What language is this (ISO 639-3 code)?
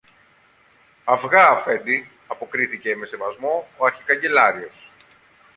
ell